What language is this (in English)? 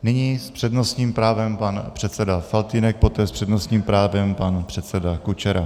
Czech